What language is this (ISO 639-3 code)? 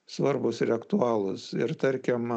lit